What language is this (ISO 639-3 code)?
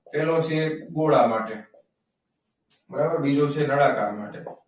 guj